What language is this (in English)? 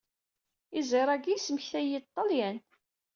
Kabyle